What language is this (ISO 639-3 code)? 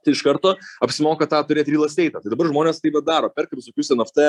lit